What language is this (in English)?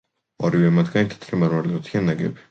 Georgian